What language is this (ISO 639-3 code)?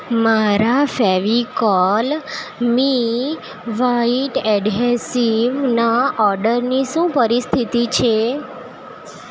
guj